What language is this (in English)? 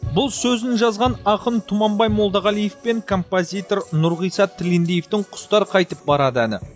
Kazakh